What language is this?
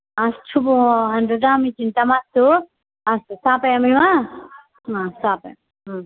Sanskrit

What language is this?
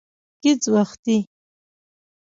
Pashto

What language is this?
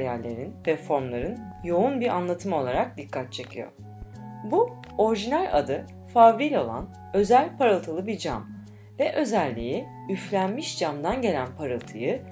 Turkish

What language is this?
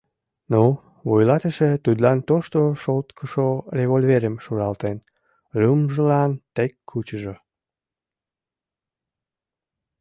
Mari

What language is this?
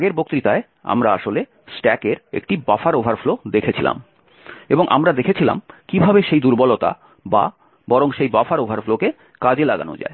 Bangla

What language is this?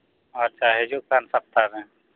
Santali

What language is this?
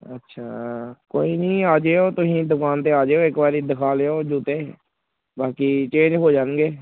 Punjabi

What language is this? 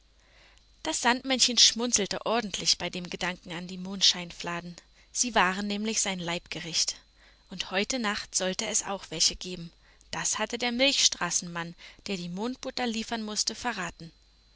German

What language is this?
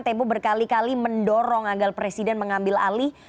Indonesian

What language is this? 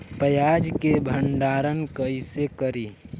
Bhojpuri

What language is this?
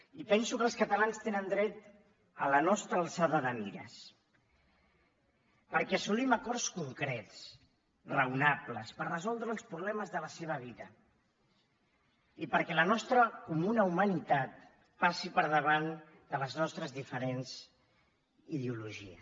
Catalan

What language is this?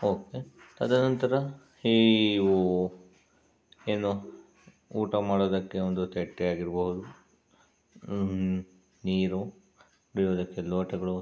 Kannada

